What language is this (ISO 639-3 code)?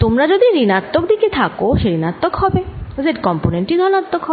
ben